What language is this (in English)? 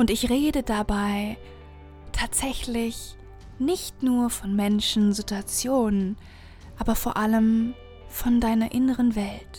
German